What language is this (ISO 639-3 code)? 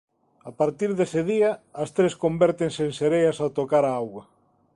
glg